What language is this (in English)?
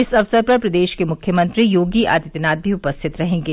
Hindi